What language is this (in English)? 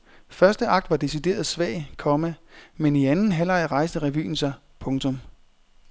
Danish